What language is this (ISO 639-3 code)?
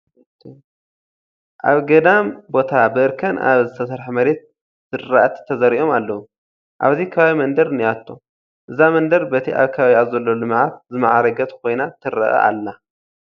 tir